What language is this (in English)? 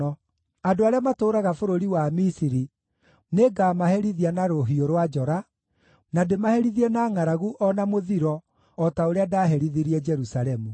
Kikuyu